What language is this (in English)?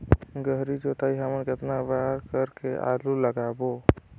Chhattisgarhi